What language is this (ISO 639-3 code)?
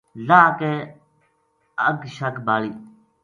gju